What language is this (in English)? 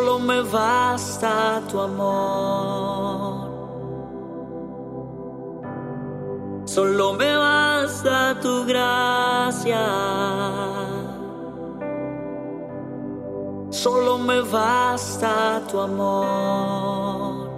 Spanish